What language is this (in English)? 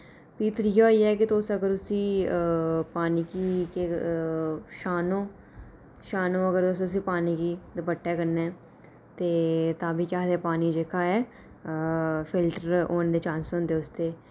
Dogri